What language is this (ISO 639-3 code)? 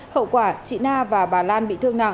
vie